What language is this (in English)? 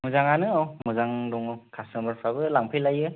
Bodo